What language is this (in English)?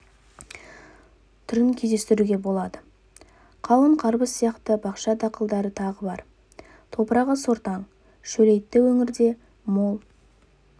Kazakh